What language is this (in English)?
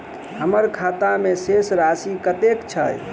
Maithili